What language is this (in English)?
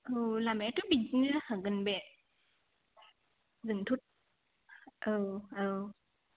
Bodo